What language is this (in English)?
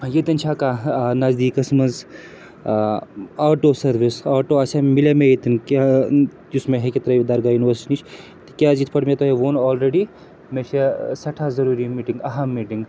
Kashmiri